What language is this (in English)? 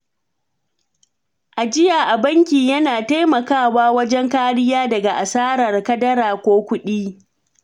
Hausa